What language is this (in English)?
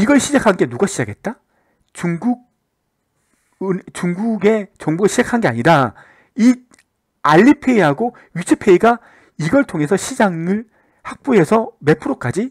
Korean